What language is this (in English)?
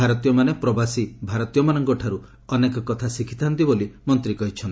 Odia